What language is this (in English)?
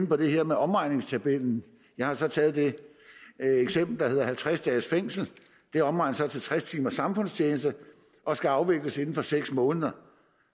Danish